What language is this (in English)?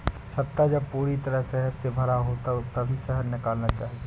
Hindi